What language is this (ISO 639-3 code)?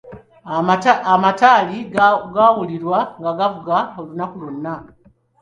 lug